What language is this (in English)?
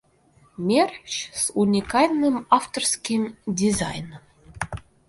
Russian